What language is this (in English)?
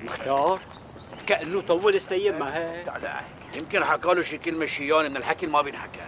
Arabic